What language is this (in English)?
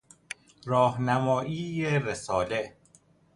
Persian